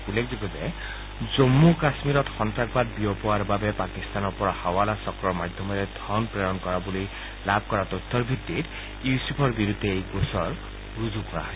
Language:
Assamese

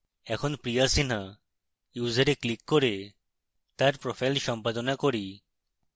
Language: Bangla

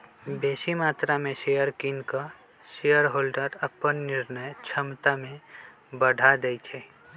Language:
Magahi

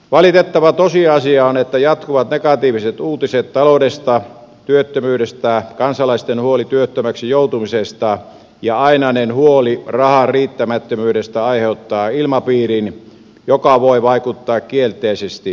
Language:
Finnish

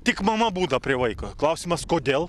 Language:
Lithuanian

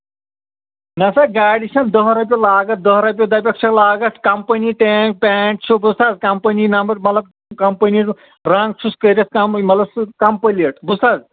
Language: Kashmiri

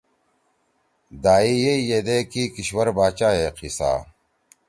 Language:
Torwali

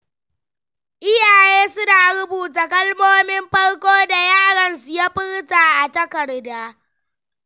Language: Hausa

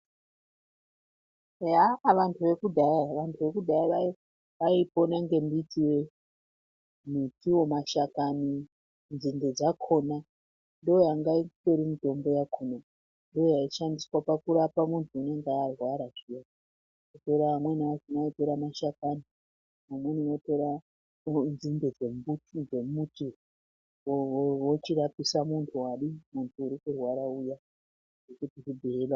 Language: Ndau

